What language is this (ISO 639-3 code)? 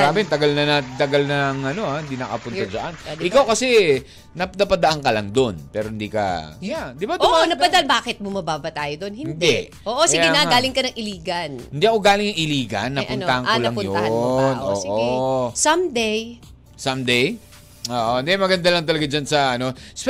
fil